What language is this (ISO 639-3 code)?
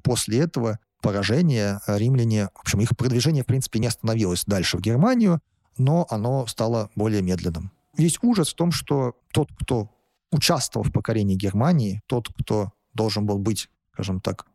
rus